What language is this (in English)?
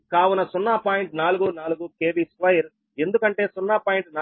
Telugu